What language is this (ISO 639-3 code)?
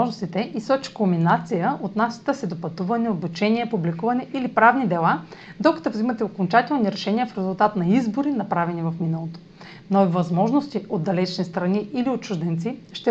bul